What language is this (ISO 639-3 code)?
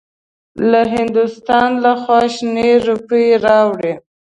pus